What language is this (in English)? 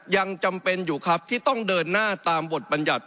Thai